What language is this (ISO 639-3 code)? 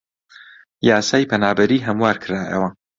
ckb